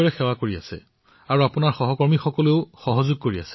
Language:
Assamese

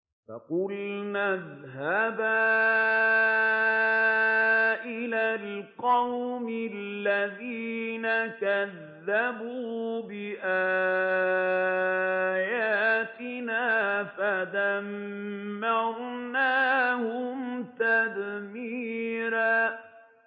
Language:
Arabic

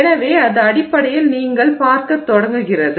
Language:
Tamil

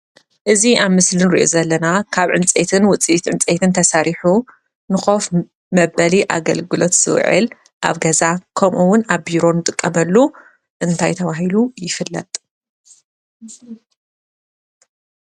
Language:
Tigrinya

